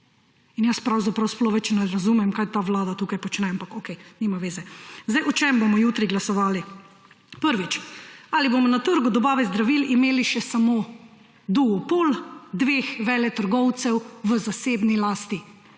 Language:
Slovenian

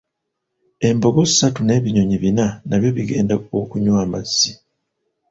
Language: Ganda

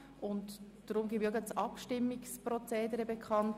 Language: Swiss German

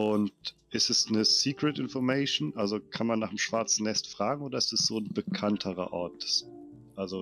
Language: German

